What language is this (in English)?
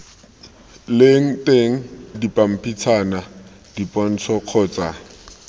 Tswana